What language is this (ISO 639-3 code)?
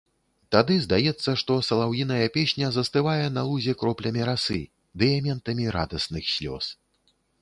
bel